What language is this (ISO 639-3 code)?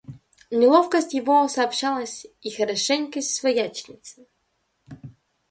rus